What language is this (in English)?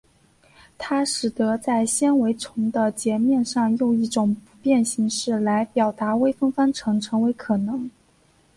Chinese